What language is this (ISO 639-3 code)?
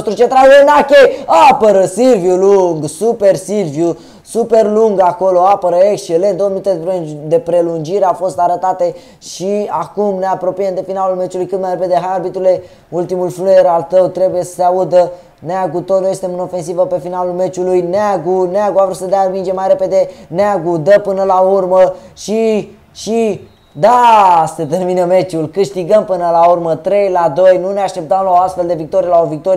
ron